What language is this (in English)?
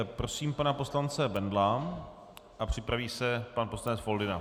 Czech